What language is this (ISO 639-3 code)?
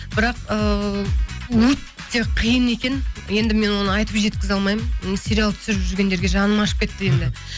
kaz